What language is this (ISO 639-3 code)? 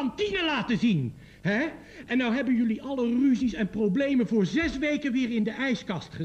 nld